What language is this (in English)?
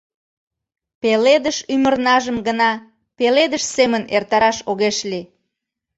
Mari